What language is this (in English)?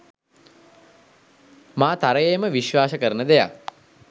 Sinhala